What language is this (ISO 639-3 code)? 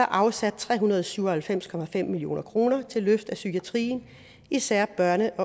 dan